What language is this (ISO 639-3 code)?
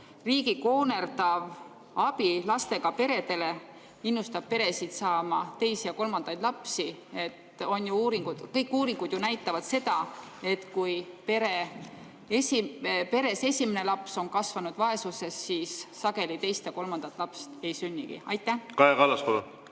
est